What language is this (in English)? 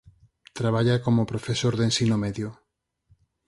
Galician